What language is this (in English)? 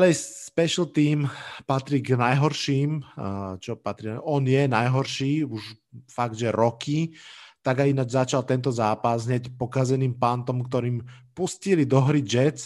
Slovak